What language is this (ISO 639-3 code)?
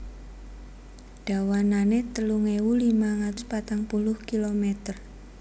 jav